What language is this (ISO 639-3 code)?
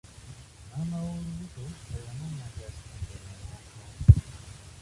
lug